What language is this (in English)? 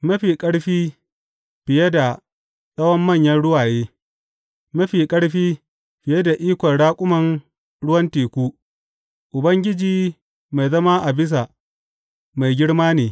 Hausa